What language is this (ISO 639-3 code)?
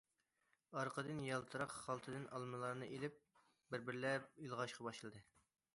uig